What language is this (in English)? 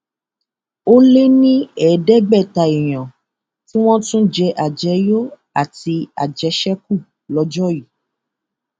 Yoruba